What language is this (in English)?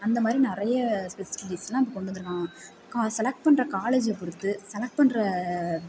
Tamil